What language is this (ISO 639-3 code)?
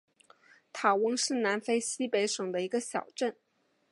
zho